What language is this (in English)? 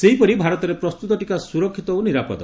Odia